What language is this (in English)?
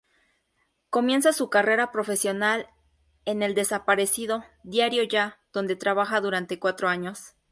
Spanish